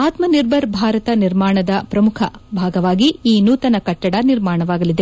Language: Kannada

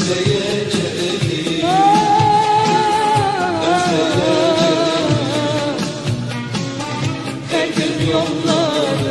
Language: Turkish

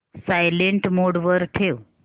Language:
Marathi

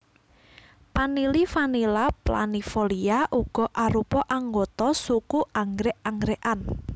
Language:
Javanese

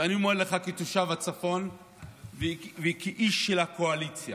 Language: Hebrew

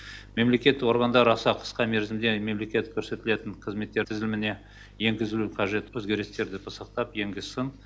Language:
Kazakh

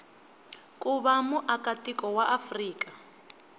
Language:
Tsonga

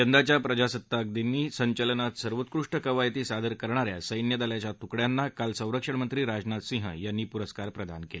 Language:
Marathi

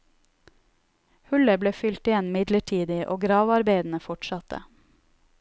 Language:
Norwegian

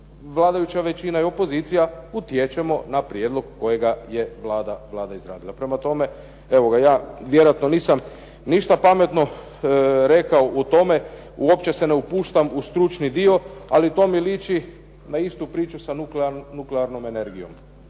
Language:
Croatian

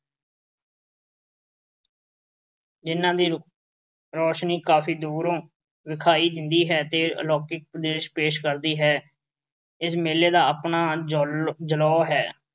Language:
Punjabi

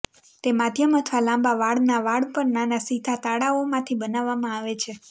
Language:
Gujarati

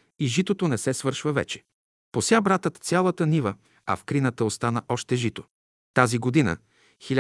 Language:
Bulgarian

